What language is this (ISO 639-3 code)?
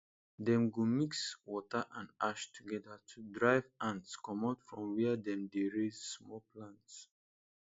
pcm